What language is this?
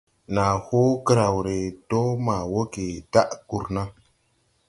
Tupuri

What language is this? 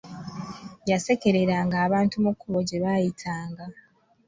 Ganda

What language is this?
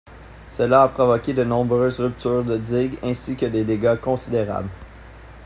French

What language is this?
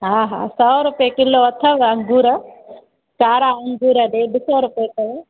Sindhi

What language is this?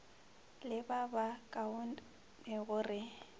Northern Sotho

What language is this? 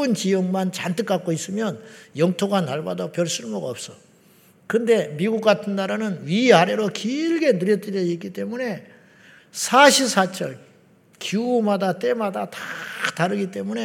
Korean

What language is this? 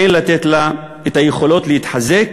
Hebrew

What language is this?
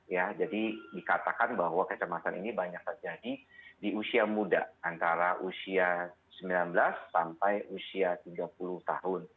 Indonesian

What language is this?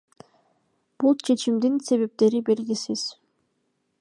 Kyrgyz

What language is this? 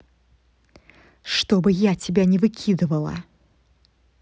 Russian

